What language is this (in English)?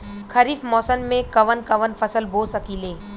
Bhojpuri